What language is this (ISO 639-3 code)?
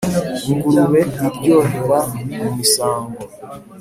kin